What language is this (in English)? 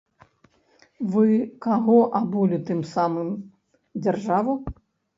Belarusian